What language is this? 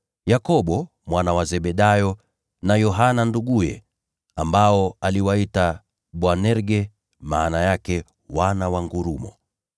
Swahili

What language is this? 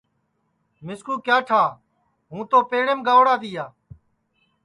Sansi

